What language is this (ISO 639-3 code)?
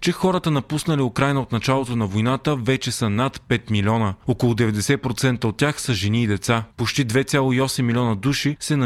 bul